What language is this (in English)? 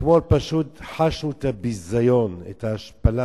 Hebrew